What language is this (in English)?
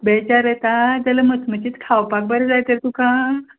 Konkani